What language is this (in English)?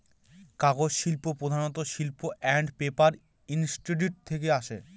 Bangla